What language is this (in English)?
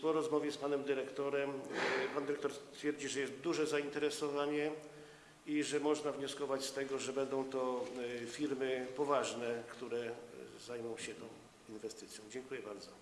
Polish